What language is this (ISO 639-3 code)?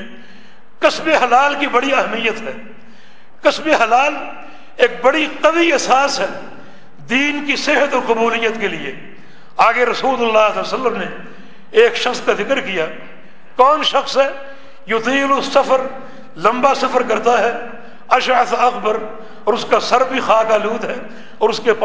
urd